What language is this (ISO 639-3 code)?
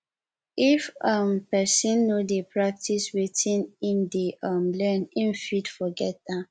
pcm